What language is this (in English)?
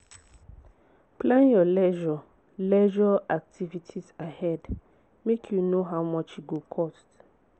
Nigerian Pidgin